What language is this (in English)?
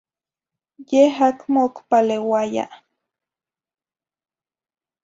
Zacatlán-Ahuacatlán-Tepetzintla Nahuatl